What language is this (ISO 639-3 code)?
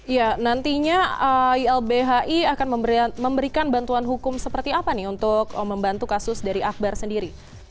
ind